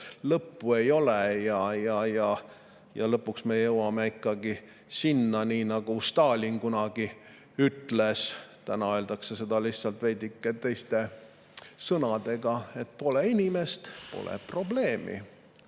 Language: Estonian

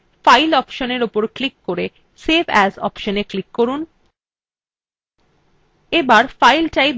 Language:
Bangla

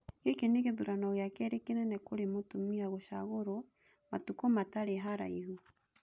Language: Kikuyu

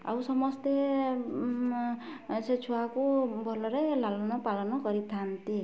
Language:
Odia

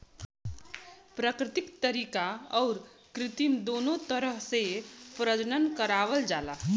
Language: Bhojpuri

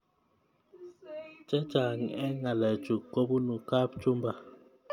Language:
Kalenjin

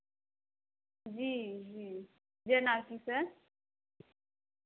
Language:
Maithili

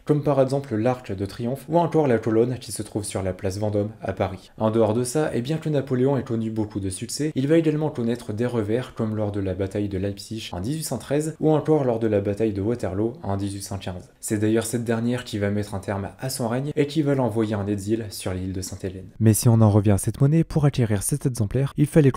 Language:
French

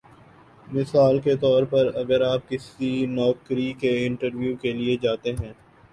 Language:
Urdu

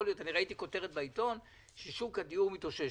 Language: Hebrew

